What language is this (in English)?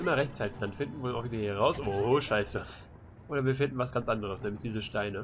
German